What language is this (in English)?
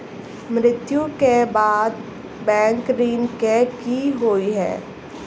Maithili